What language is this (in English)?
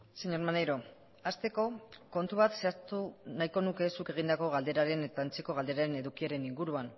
Basque